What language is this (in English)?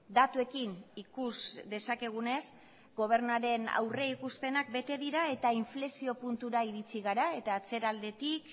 Basque